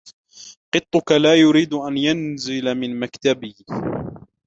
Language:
Arabic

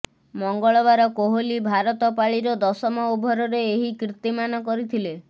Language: Odia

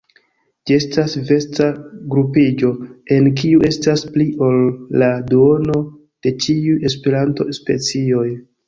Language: Esperanto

